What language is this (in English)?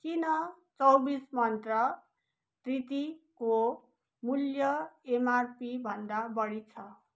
Nepali